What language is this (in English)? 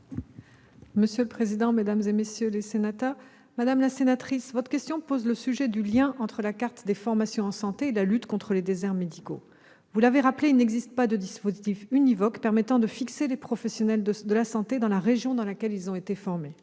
French